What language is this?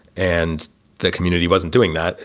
English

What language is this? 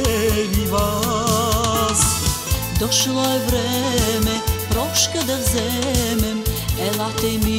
Romanian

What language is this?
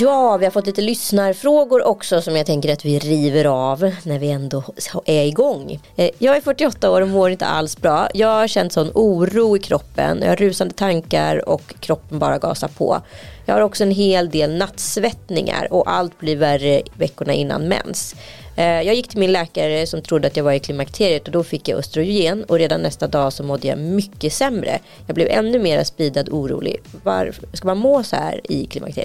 Swedish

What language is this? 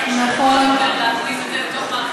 Hebrew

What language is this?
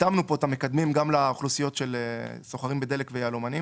Hebrew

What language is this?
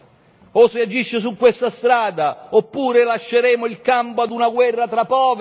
Italian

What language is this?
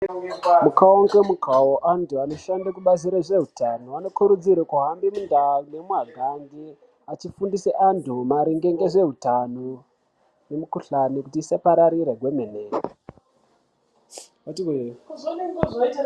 Ndau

